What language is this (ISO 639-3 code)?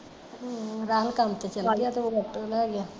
pan